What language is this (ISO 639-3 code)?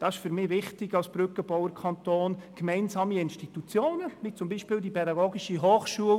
gsw